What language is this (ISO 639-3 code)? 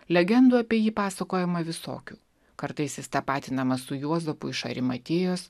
lit